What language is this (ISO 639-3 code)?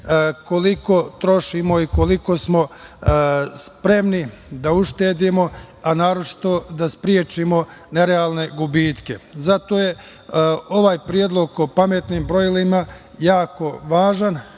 srp